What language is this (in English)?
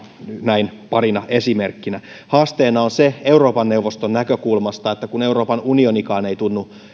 Finnish